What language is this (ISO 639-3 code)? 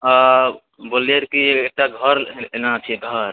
mai